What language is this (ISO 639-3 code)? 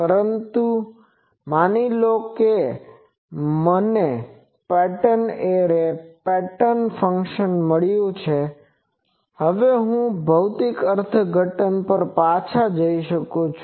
guj